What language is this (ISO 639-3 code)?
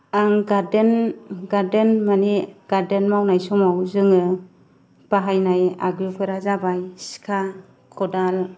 brx